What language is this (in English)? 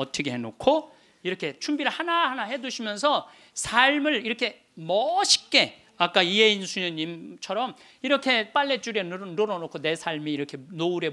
Korean